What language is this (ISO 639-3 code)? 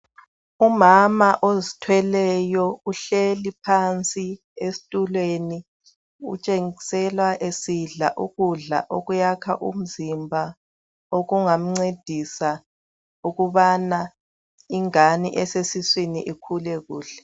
nde